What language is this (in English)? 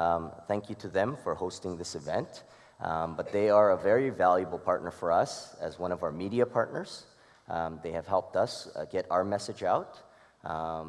English